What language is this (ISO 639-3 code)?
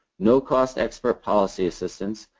eng